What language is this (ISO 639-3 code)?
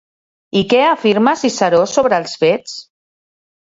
cat